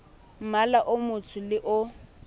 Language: Southern Sotho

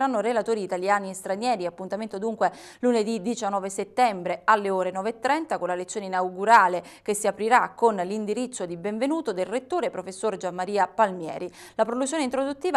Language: Italian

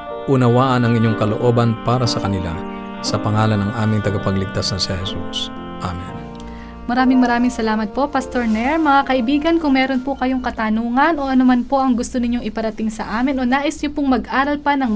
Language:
Filipino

